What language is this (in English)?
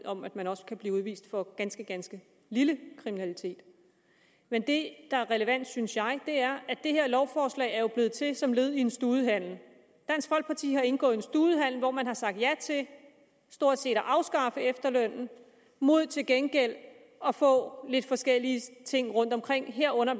Danish